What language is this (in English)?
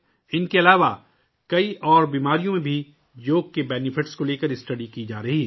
Urdu